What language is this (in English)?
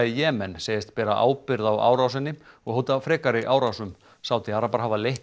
Icelandic